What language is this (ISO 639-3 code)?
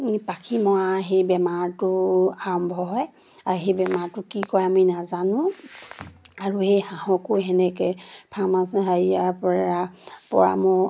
asm